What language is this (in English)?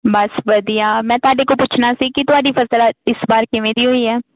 Punjabi